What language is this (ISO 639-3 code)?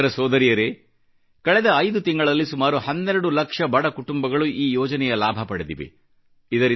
kan